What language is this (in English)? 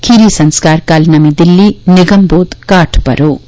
Dogri